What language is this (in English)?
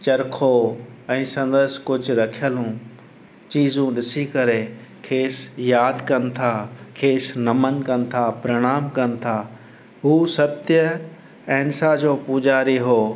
Sindhi